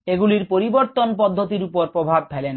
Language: Bangla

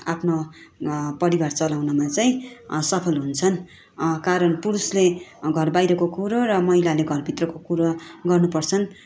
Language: Nepali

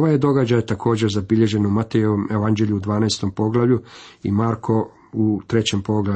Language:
Croatian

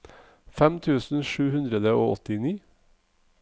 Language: Norwegian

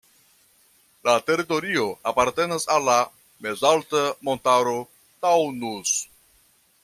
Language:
Esperanto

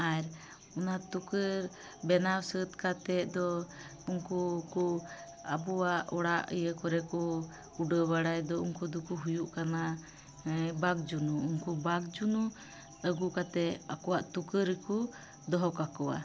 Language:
Santali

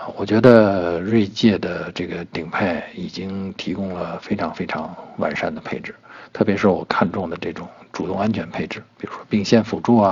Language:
Chinese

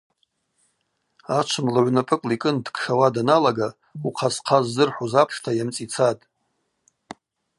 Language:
Abaza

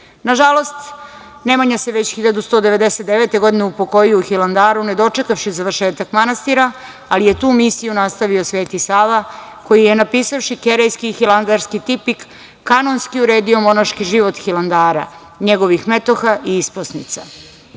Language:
Serbian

